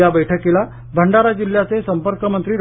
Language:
Marathi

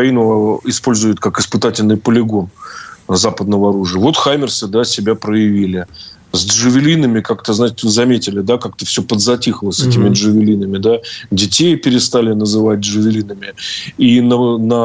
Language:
Russian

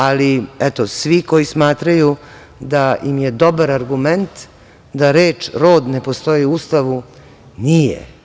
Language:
Serbian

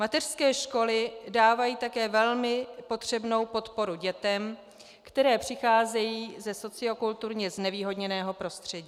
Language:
Czech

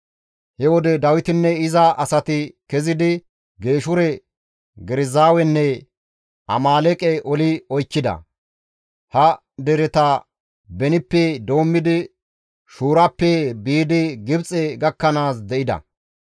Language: Gamo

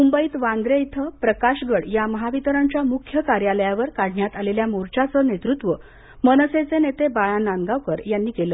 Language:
Marathi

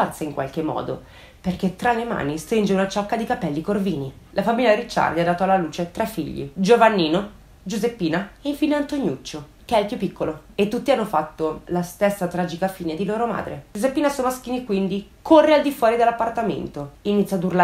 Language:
Italian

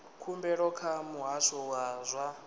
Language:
Venda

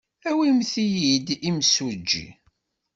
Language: Kabyle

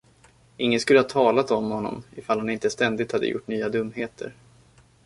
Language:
Swedish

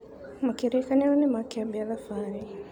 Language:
Kikuyu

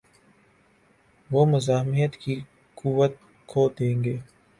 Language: Urdu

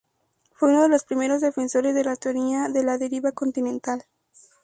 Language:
Spanish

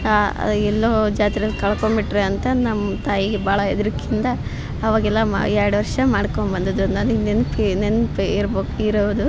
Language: Kannada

